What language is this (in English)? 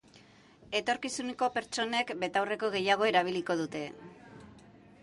Basque